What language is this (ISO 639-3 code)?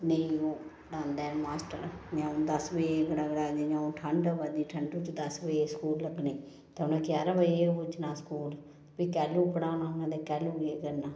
doi